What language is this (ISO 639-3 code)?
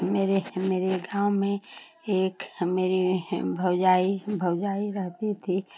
hin